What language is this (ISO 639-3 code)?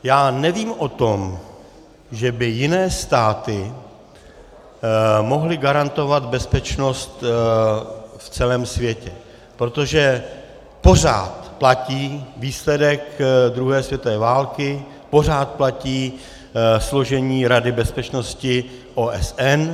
ces